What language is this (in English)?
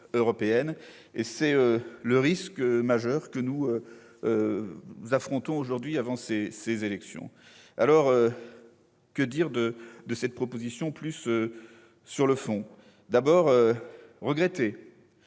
French